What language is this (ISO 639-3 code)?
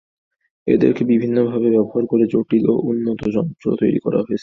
ben